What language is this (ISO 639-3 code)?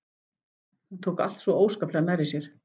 isl